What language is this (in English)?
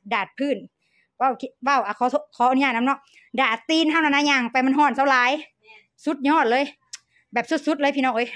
Thai